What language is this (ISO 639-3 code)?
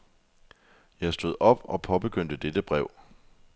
dan